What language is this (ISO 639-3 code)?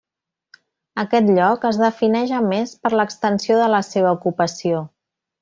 cat